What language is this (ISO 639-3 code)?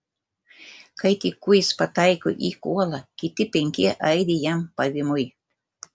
lit